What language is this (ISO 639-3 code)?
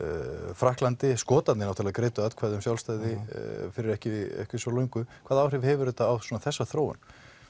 isl